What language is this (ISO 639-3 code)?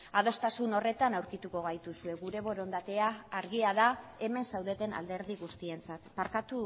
eus